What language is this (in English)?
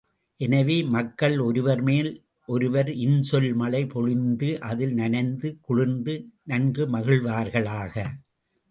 Tamil